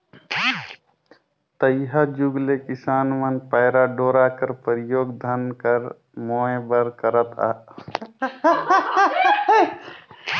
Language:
Chhattisgarhi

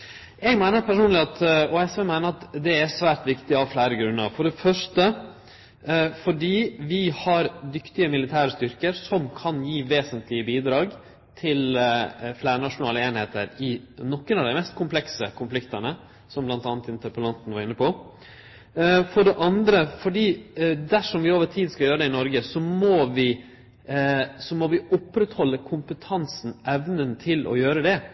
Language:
Norwegian Nynorsk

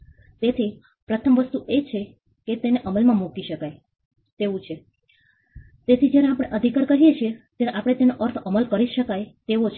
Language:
Gujarati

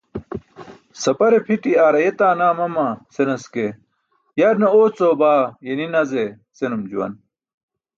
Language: Burushaski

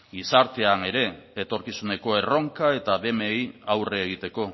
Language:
Basque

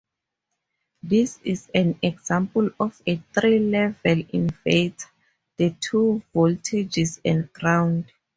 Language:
English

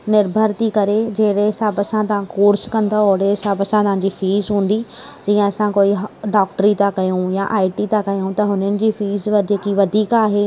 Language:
Sindhi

